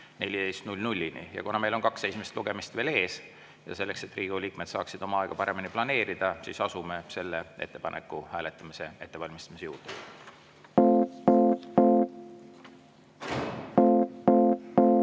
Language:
Estonian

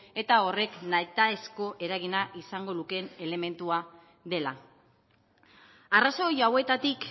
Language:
Basque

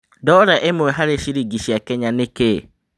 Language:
Kikuyu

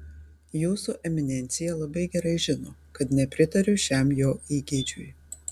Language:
Lithuanian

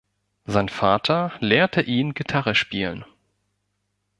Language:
German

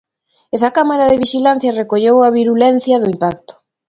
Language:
Galician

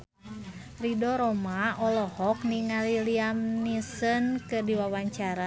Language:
Sundanese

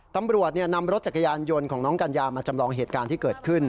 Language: Thai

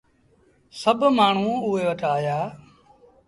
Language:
Sindhi Bhil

